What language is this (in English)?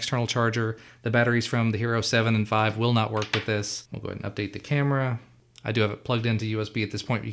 English